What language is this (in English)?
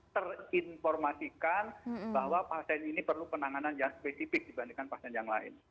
Indonesian